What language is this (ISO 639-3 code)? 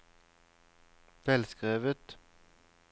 nor